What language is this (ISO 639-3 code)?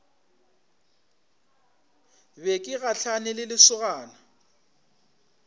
nso